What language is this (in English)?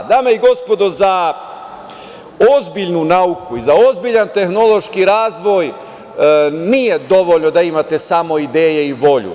Serbian